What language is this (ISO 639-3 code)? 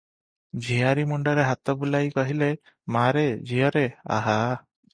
ori